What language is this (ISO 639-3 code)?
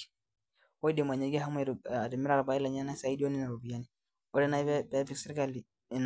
mas